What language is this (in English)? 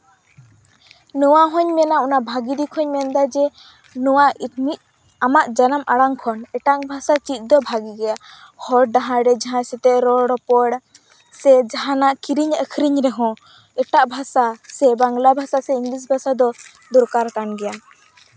Santali